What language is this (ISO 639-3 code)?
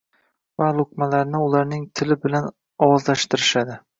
uzb